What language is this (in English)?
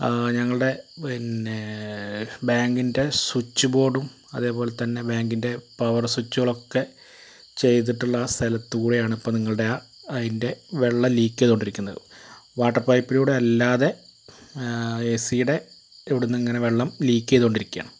Malayalam